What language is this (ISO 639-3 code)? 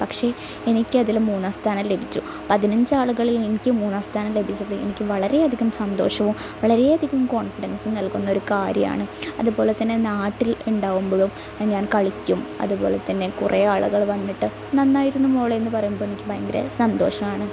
mal